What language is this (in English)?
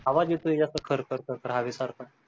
Marathi